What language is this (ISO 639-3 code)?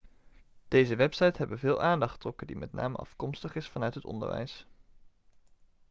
nld